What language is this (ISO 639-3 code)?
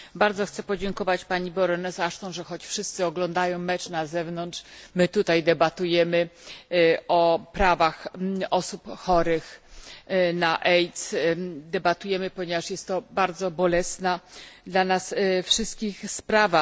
pol